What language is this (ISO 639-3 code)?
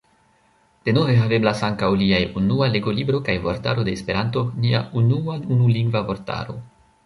epo